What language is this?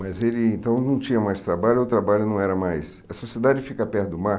Portuguese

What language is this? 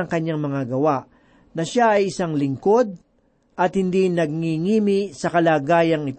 Filipino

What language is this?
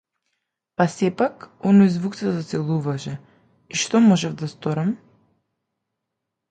Macedonian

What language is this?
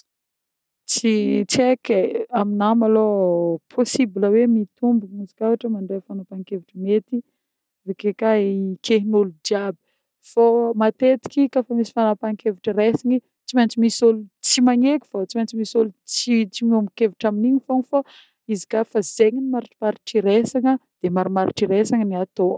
Northern Betsimisaraka Malagasy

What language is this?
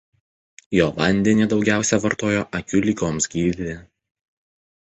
Lithuanian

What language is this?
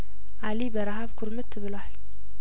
Amharic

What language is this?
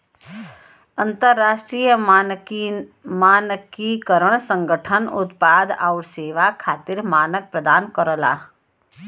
Bhojpuri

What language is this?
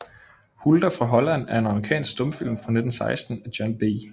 Danish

